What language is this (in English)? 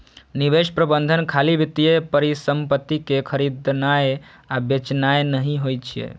Maithili